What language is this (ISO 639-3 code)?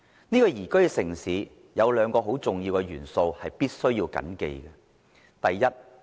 yue